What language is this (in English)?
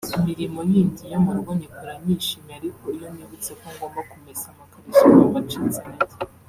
Kinyarwanda